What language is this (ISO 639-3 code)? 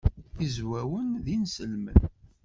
kab